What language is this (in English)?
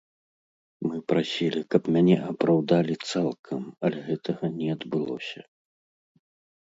Belarusian